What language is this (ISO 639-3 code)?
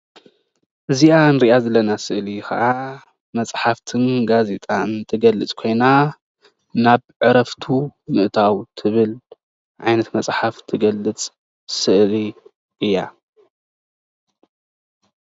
tir